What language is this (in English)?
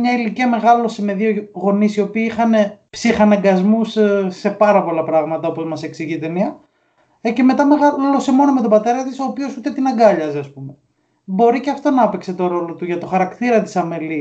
Greek